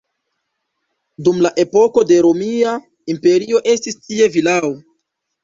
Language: Esperanto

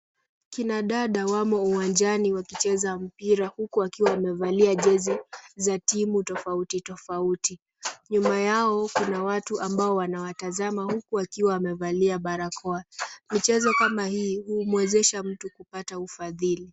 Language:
Swahili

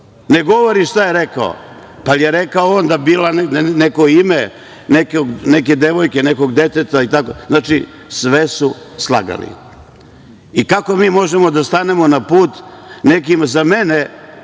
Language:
Serbian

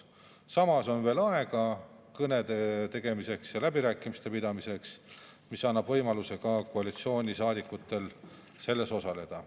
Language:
Estonian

